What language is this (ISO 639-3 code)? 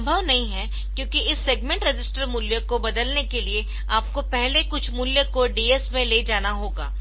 hin